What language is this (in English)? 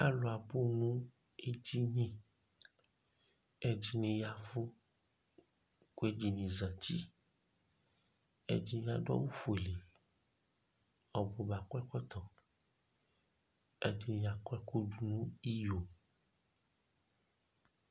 Ikposo